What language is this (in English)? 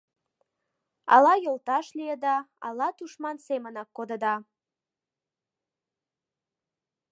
Mari